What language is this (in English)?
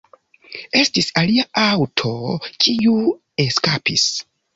Esperanto